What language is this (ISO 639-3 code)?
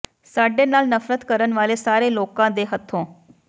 pan